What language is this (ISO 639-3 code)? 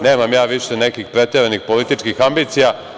srp